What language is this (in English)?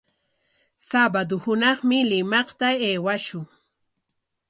Corongo Ancash Quechua